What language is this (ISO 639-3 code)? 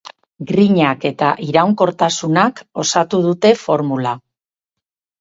eus